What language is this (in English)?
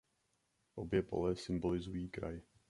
Czech